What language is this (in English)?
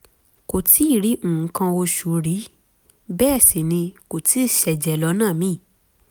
Yoruba